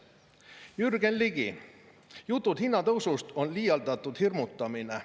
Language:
Estonian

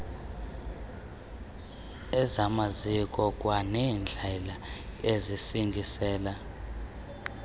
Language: Xhosa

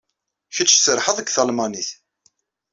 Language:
Kabyle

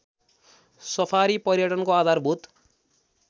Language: Nepali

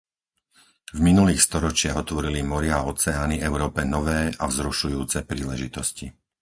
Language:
Slovak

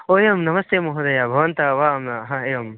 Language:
Sanskrit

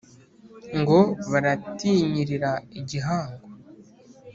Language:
Kinyarwanda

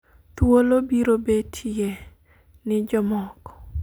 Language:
Luo (Kenya and Tanzania)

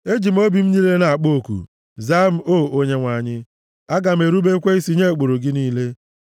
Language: Igbo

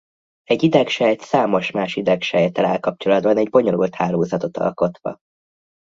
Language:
Hungarian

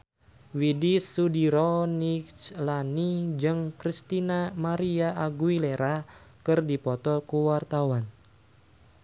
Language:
Sundanese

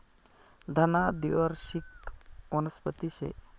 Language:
Marathi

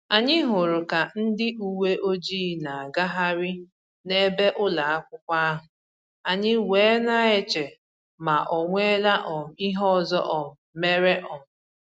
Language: Igbo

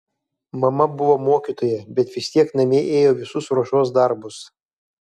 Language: Lithuanian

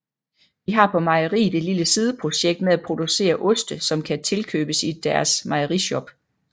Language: Danish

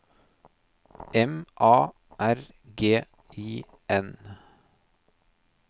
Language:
Norwegian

